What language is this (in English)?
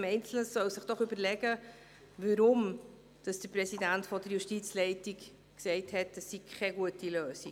Swiss German